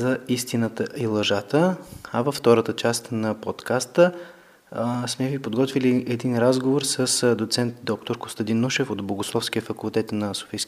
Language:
Bulgarian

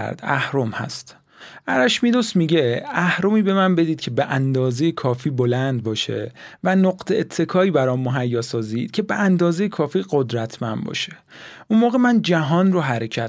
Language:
Persian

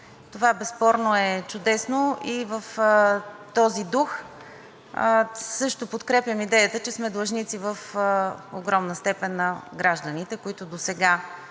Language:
Bulgarian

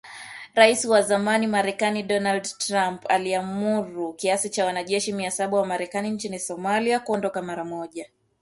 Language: Swahili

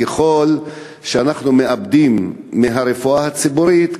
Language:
Hebrew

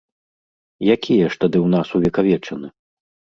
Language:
Belarusian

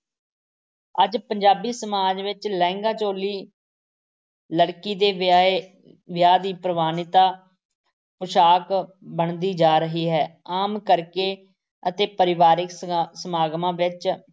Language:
Punjabi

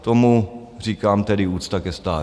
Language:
Czech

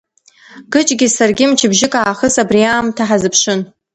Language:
Abkhazian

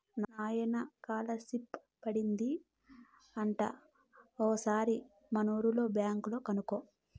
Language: Telugu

